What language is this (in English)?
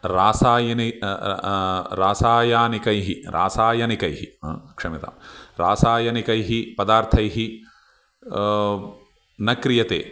Sanskrit